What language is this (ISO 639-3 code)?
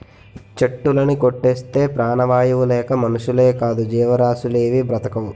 tel